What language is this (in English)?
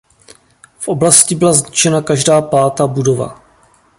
Czech